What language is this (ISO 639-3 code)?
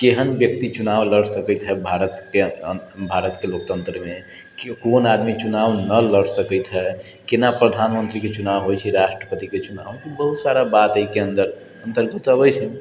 mai